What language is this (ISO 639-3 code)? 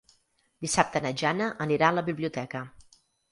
cat